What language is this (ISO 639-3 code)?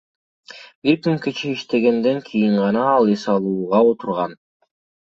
kir